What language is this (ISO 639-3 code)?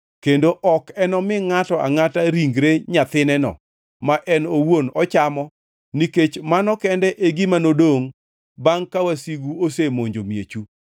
luo